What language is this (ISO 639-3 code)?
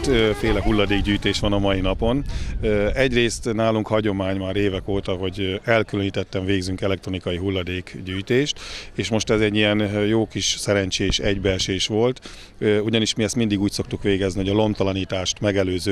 hun